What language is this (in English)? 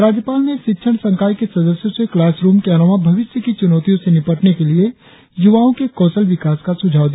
Hindi